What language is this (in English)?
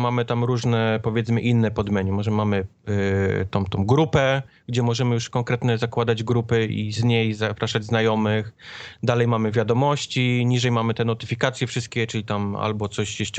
Polish